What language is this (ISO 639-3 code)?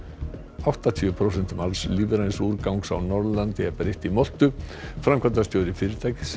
isl